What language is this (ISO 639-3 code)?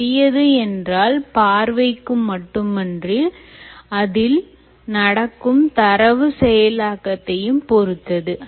tam